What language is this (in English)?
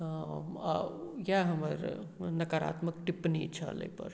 Maithili